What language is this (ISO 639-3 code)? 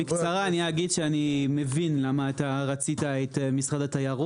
heb